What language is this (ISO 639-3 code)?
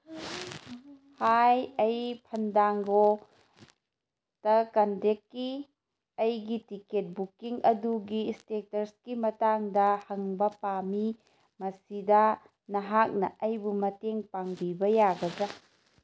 mni